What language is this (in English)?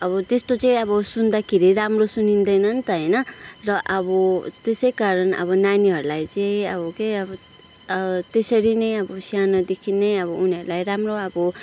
Nepali